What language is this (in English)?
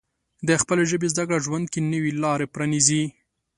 Pashto